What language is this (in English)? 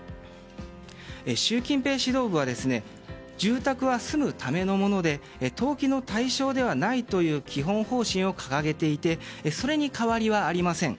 Japanese